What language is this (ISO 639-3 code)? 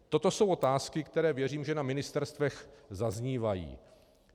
ces